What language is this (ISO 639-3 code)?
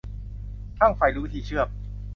tha